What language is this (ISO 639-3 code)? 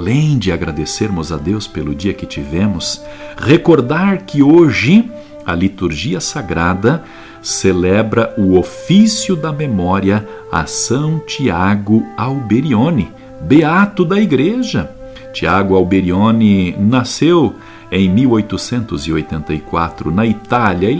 por